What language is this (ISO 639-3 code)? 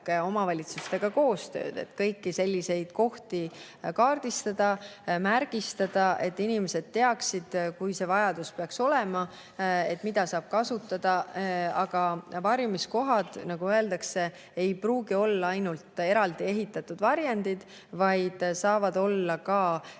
est